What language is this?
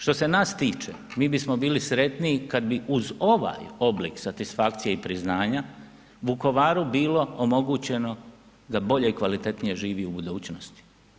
Croatian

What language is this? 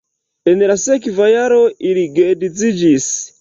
Esperanto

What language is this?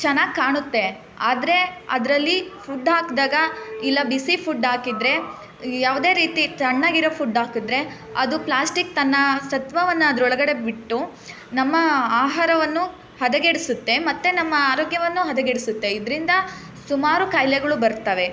Kannada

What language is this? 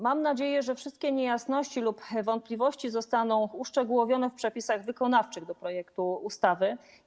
Polish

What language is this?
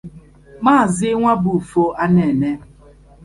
Igbo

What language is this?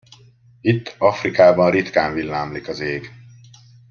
Hungarian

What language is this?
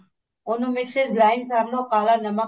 Punjabi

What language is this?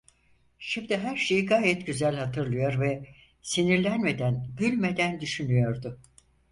Turkish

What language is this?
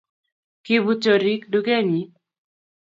Kalenjin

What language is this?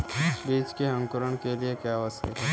Hindi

